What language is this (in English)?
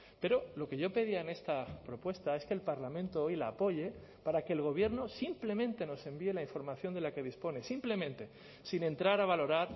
Spanish